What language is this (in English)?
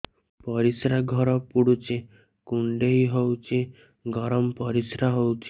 Odia